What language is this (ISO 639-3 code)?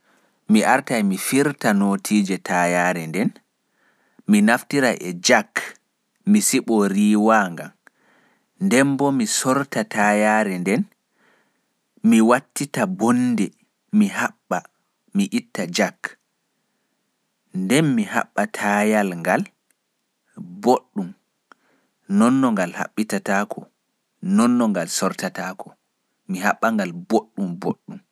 ful